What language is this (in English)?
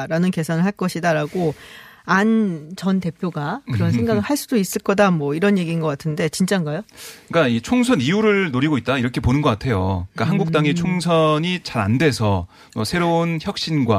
Korean